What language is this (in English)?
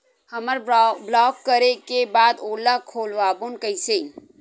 Chhattisgarhi